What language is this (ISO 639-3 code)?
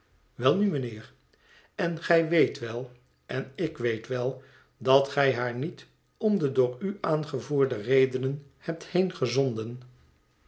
nld